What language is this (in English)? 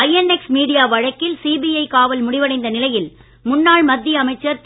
Tamil